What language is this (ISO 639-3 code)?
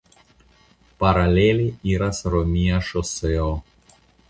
epo